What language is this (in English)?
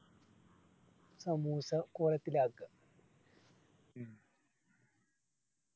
Malayalam